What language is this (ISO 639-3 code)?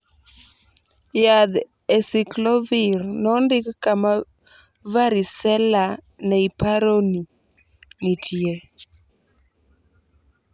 luo